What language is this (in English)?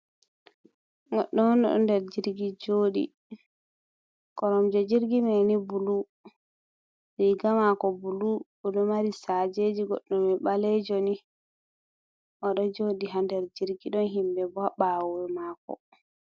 Fula